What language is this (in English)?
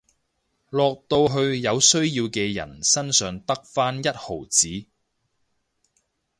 Cantonese